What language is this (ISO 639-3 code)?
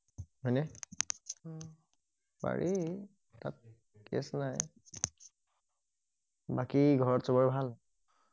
asm